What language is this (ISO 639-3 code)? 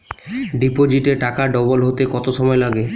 ben